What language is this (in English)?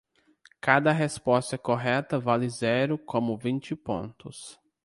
Portuguese